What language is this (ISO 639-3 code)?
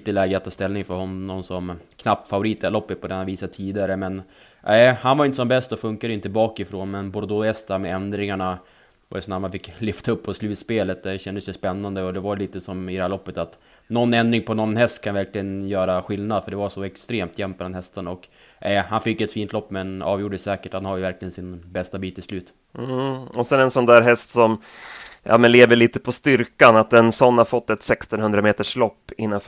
swe